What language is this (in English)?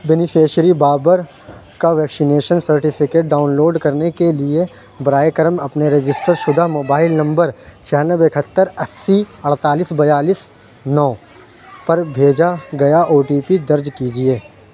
Urdu